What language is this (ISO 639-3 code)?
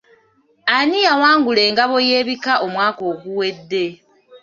lug